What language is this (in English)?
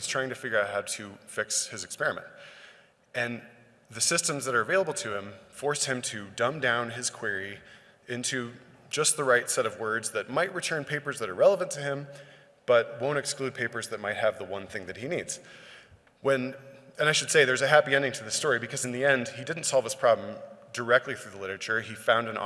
English